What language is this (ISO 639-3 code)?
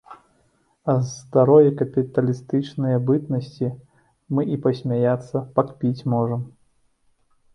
bel